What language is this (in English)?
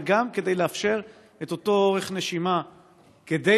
Hebrew